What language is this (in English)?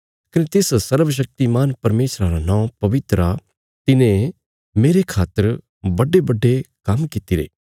Bilaspuri